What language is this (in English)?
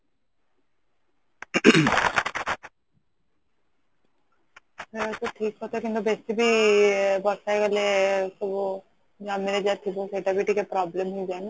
Odia